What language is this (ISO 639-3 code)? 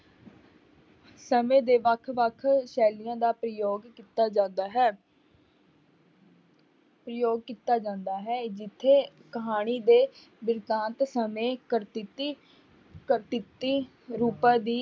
pan